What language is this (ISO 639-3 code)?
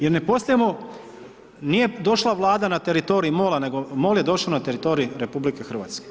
hrv